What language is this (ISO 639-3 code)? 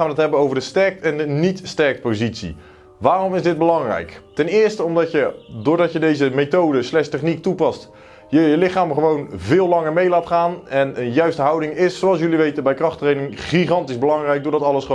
nld